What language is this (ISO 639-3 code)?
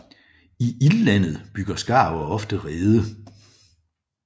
dan